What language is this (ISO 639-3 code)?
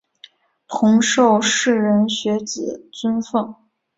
zho